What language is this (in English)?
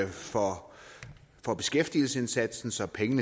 Danish